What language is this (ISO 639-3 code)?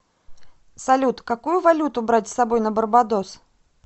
rus